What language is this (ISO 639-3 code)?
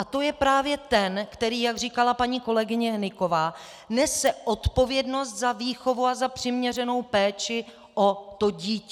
ces